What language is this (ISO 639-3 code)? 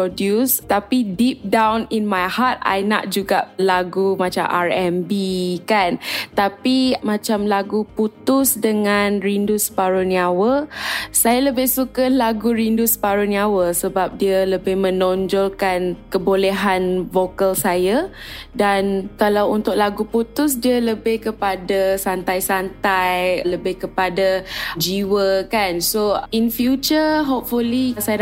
msa